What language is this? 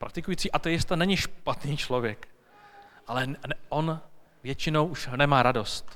Czech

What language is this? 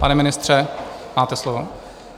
Czech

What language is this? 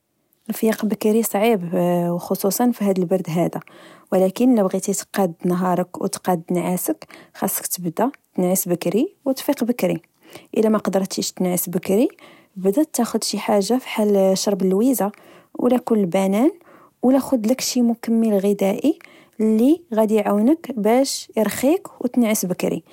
Moroccan Arabic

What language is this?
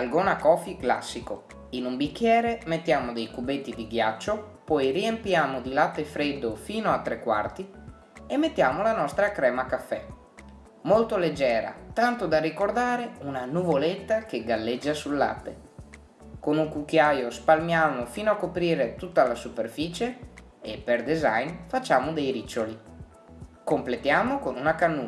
Italian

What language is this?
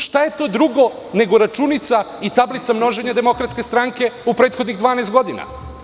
Serbian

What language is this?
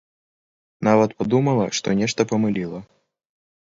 Belarusian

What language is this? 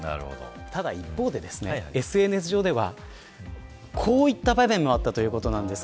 Japanese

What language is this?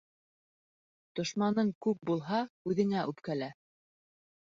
Bashkir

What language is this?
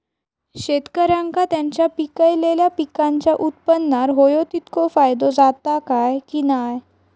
Marathi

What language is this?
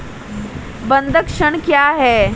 Hindi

